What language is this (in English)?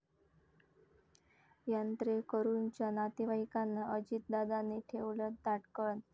Marathi